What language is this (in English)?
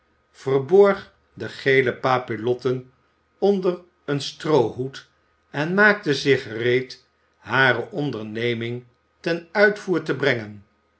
Dutch